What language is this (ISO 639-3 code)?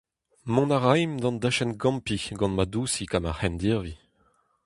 bre